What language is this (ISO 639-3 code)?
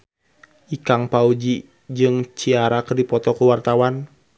sun